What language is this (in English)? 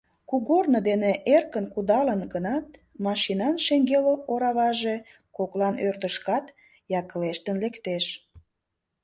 Mari